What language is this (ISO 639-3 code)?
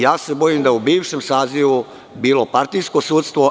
srp